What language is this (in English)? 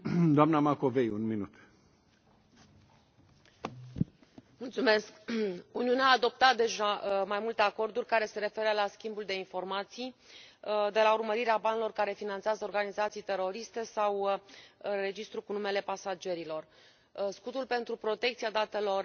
Romanian